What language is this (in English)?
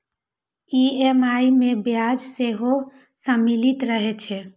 Maithili